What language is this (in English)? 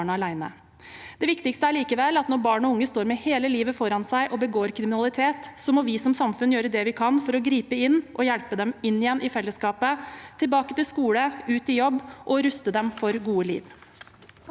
Norwegian